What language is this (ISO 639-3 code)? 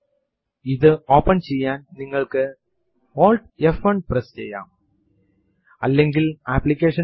mal